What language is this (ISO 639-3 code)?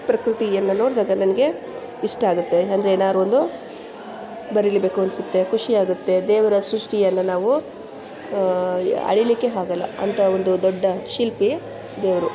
kan